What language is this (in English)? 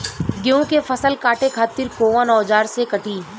Bhojpuri